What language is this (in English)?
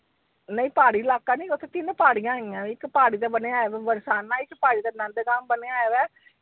Punjabi